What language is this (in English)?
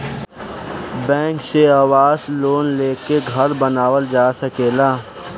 Bhojpuri